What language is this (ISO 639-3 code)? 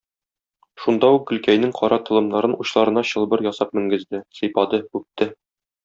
tat